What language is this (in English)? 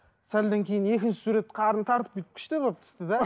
Kazakh